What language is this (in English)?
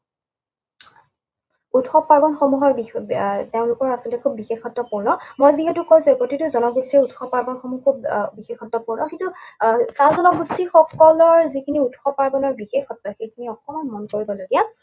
Assamese